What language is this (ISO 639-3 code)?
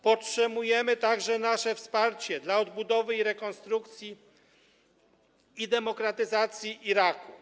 pol